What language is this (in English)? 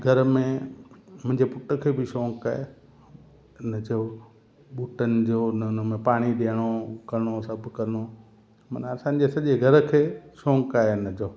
Sindhi